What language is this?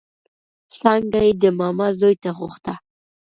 Pashto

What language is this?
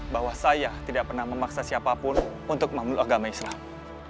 Indonesian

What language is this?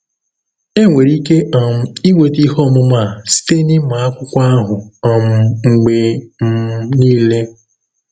Igbo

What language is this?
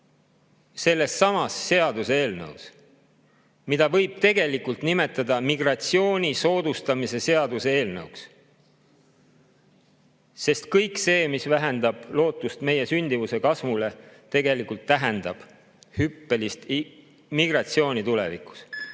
Estonian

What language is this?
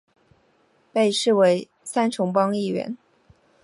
Chinese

